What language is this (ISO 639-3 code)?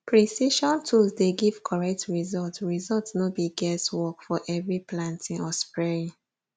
pcm